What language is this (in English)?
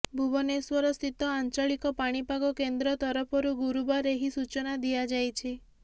Odia